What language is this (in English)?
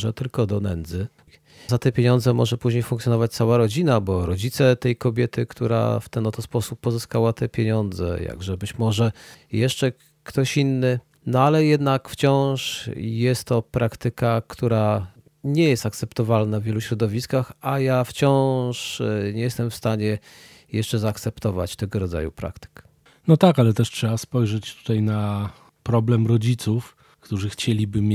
Polish